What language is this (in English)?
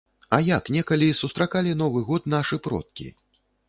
Belarusian